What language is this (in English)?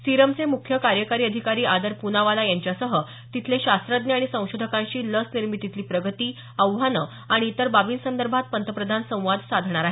Marathi